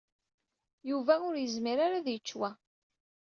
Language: Kabyle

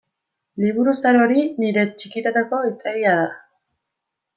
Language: Basque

